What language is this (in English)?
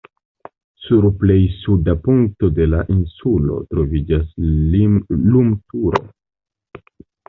Esperanto